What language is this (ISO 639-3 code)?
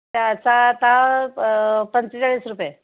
mar